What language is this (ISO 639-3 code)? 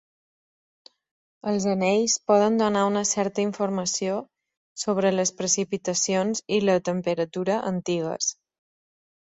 cat